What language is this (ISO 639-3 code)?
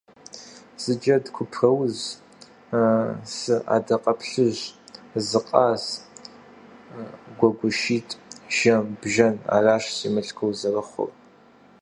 kbd